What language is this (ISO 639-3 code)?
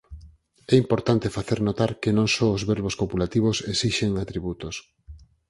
glg